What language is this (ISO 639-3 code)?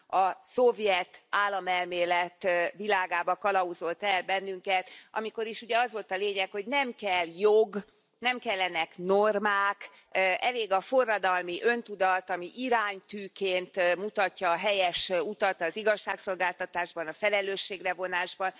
hun